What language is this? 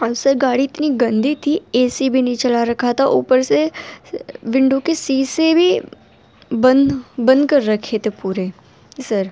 Urdu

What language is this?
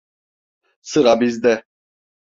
Turkish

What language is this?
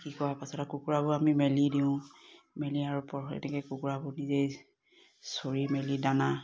Assamese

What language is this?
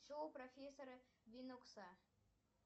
Russian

